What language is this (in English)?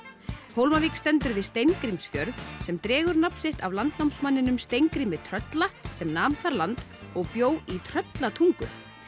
Icelandic